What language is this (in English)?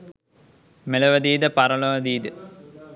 Sinhala